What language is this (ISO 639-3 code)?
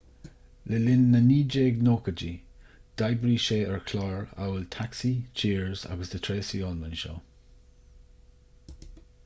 gle